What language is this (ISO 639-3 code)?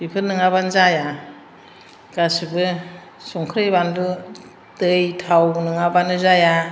brx